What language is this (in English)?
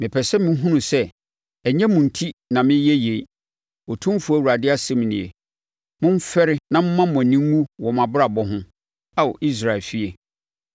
Akan